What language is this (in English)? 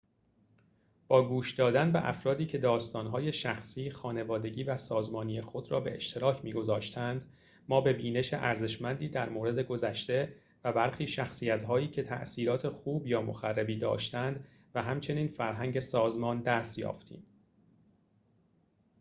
Persian